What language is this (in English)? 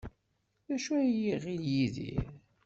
Kabyle